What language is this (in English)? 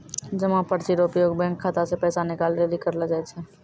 Maithili